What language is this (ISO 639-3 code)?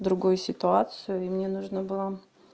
rus